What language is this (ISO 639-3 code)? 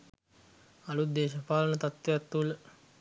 sin